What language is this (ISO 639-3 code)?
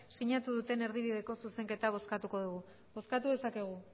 eus